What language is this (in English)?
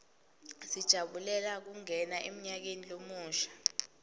Swati